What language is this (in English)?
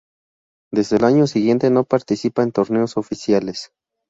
Spanish